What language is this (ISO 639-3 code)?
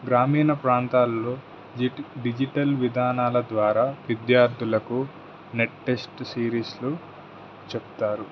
tel